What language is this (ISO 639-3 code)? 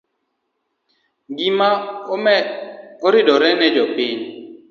luo